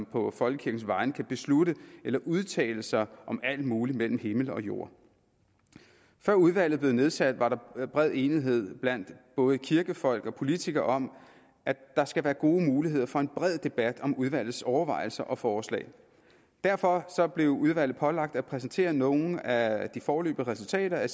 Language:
Danish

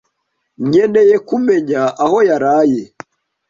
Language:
Kinyarwanda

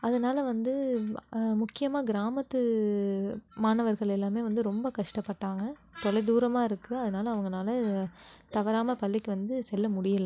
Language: Tamil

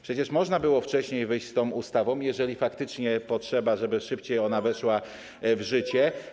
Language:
Polish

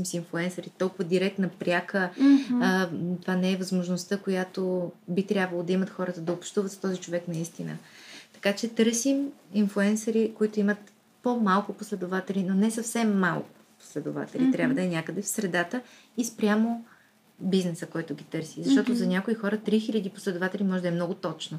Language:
Bulgarian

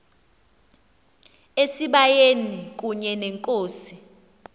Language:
Xhosa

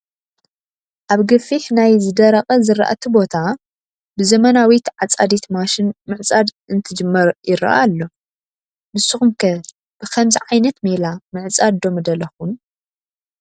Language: Tigrinya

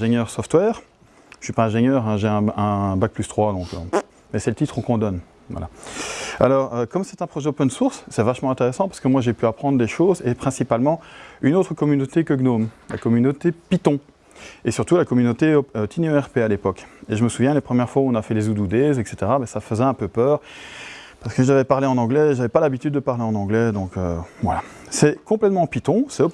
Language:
French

